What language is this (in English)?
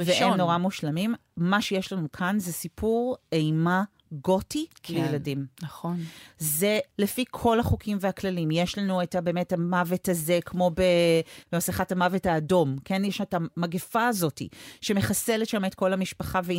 Hebrew